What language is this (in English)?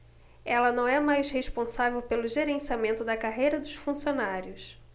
Portuguese